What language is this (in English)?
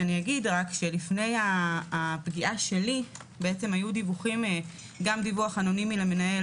Hebrew